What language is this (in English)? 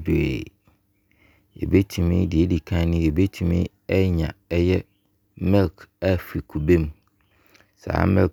Abron